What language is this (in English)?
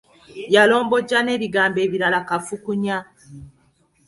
Ganda